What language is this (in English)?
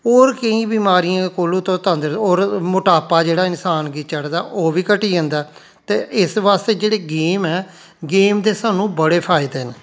Dogri